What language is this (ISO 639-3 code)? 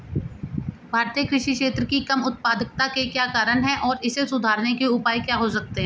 hin